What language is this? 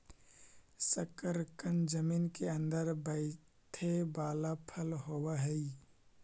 Magahi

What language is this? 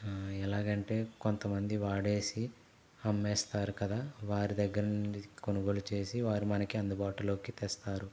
Telugu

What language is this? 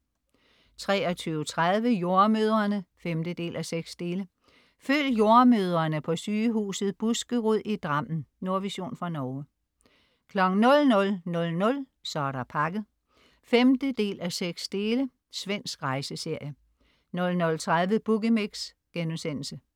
Danish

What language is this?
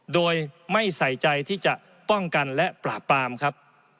Thai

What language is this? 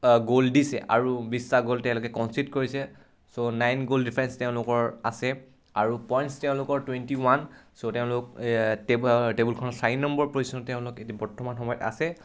Assamese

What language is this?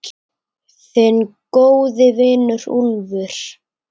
Icelandic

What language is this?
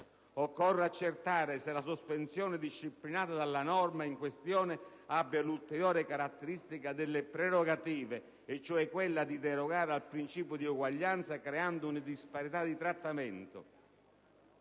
Italian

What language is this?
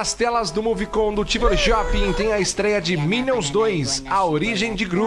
Portuguese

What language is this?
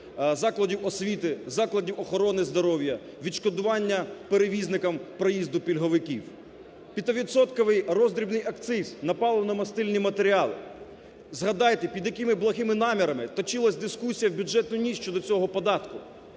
Ukrainian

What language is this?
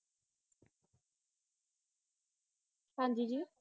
Punjabi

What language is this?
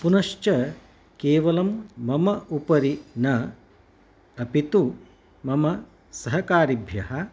Sanskrit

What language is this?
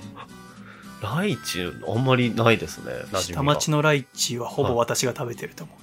Japanese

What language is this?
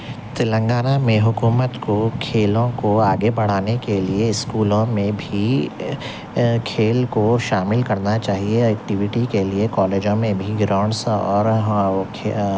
Urdu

